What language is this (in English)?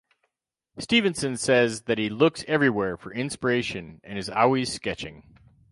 English